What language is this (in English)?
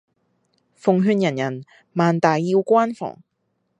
Cantonese